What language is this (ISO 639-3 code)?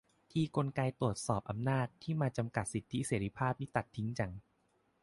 tha